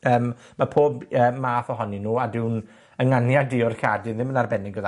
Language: Welsh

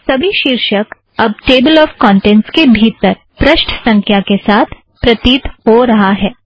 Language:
Hindi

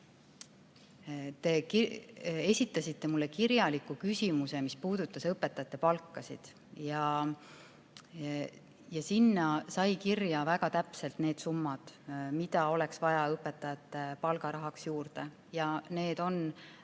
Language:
Estonian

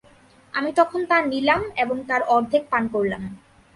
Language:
Bangla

